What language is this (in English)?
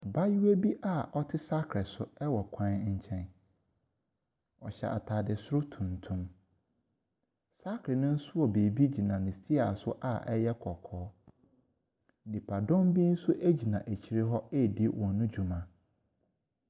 Akan